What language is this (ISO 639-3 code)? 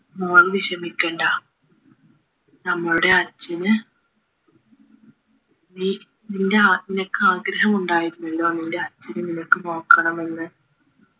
mal